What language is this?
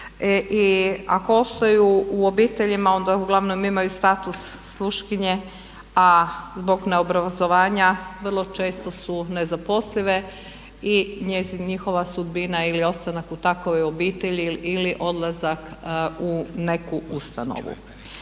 Croatian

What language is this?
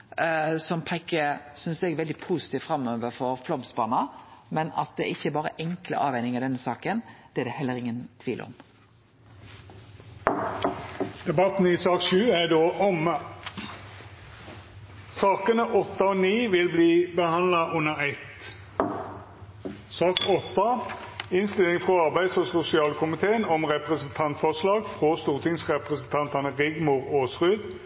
Norwegian Nynorsk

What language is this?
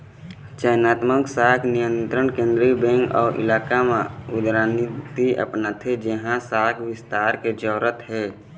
Chhattisgarhi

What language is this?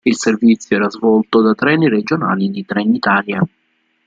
Italian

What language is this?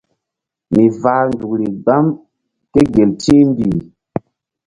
Mbum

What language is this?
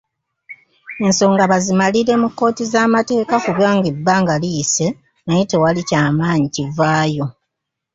Ganda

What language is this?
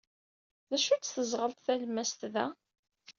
Kabyle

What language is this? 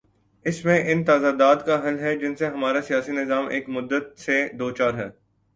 Urdu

